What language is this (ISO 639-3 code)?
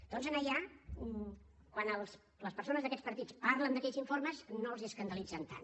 cat